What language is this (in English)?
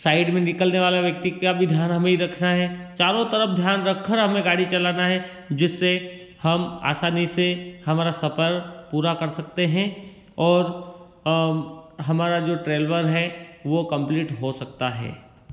Hindi